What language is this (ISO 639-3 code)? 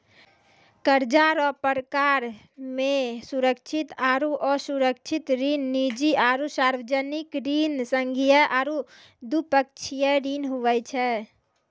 mai